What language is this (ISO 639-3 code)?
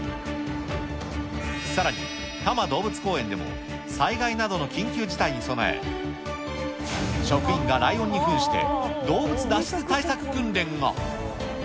jpn